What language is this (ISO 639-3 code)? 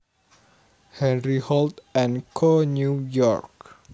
jav